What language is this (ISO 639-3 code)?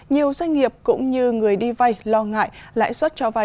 vie